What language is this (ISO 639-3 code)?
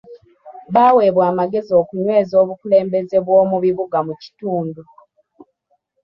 lug